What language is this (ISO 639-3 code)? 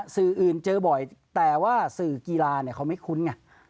tha